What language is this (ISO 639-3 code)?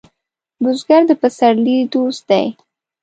pus